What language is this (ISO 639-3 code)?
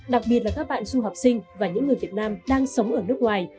vie